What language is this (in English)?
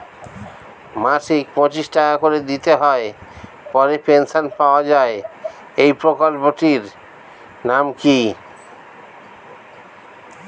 Bangla